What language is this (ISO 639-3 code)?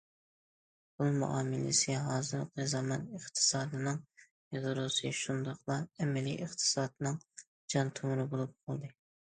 uig